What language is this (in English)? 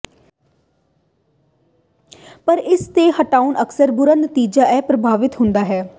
Punjabi